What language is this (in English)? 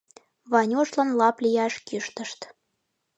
Mari